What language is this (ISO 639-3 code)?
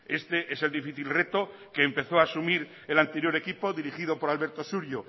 spa